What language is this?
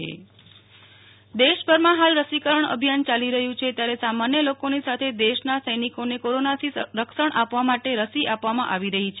Gujarati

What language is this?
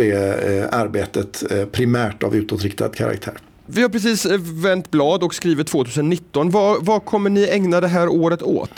Swedish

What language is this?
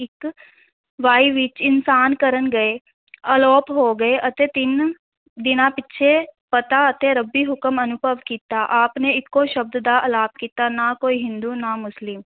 Punjabi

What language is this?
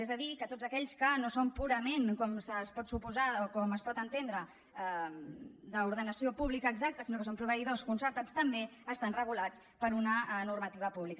Catalan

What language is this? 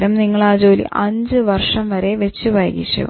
Malayalam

